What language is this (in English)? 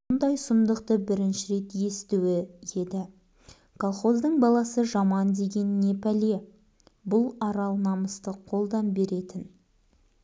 Kazakh